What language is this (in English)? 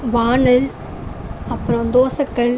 Tamil